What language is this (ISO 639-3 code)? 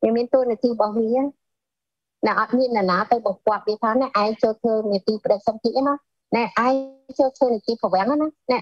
vie